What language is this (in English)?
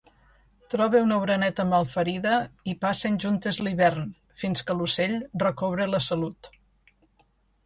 Catalan